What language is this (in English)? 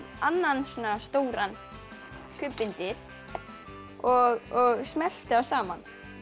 Icelandic